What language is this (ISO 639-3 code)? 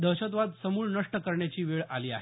mar